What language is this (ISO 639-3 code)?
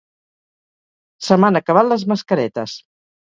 cat